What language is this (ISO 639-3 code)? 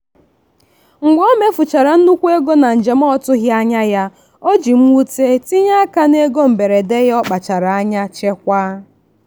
ibo